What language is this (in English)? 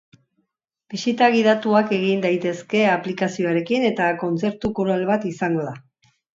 Basque